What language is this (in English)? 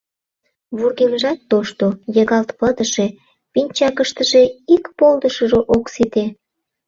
Mari